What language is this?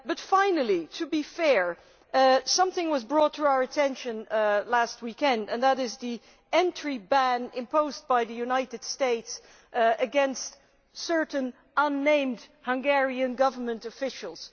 English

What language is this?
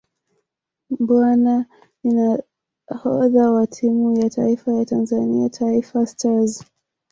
Swahili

